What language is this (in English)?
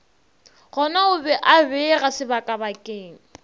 Northern Sotho